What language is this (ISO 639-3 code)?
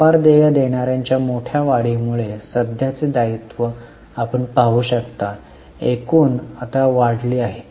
mar